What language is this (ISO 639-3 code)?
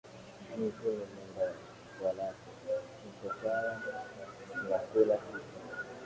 swa